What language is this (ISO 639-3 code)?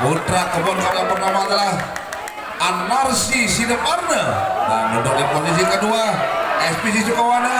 ind